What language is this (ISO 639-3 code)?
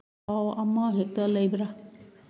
mni